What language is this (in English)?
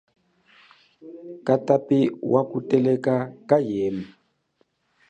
Chokwe